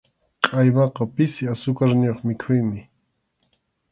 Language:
Arequipa-La Unión Quechua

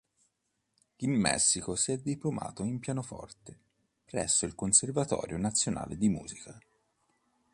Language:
Italian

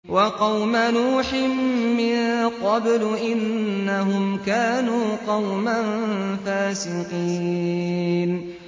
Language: Arabic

